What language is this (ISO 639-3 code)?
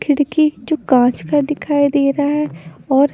hin